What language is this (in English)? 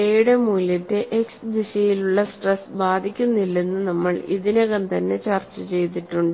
Malayalam